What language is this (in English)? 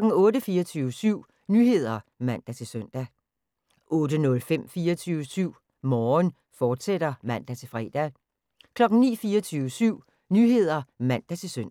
Danish